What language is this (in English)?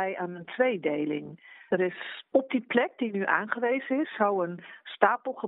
Dutch